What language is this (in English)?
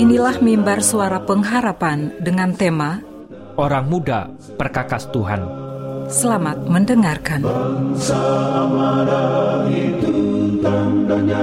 Indonesian